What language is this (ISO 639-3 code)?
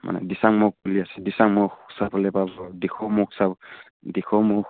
asm